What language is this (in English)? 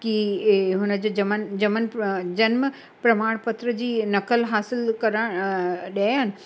Sindhi